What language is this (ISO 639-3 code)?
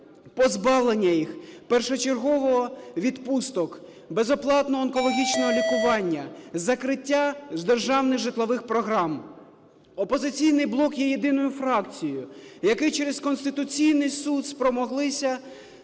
ukr